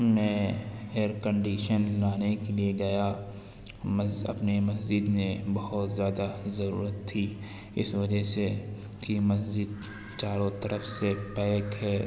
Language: Urdu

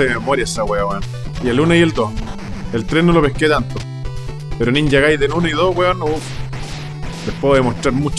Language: Spanish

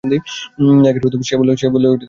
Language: Bangla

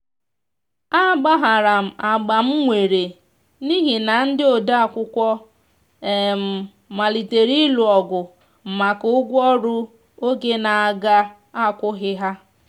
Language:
Igbo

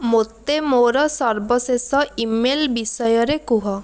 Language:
Odia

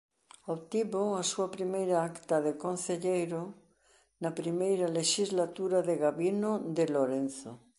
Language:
Galician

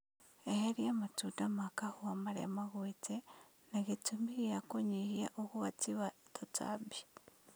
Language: Kikuyu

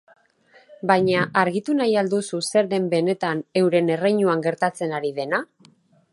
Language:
Basque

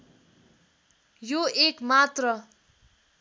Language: Nepali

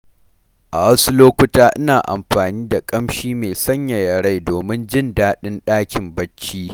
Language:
Hausa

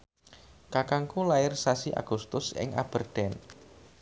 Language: Javanese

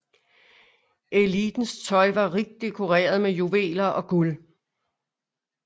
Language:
Danish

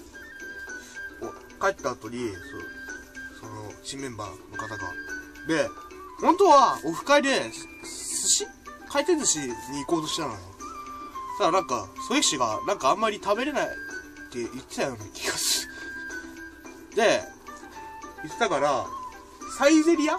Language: Japanese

